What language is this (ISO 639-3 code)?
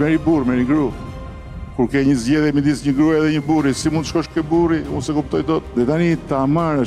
ron